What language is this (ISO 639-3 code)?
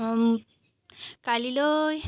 asm